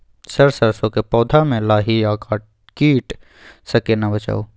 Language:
Maithili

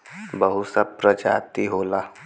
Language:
Bhojpuri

